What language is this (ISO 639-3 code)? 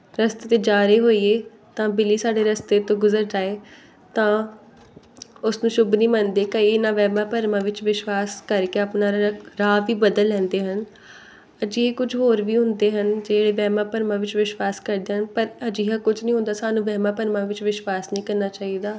pan